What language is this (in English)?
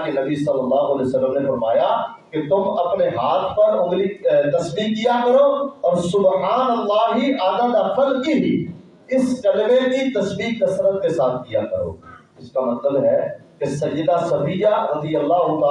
Urdu